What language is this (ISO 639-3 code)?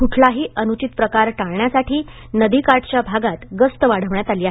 mar